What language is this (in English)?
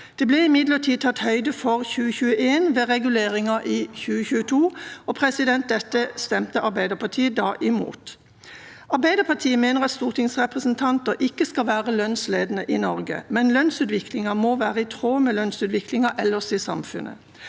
Norwegian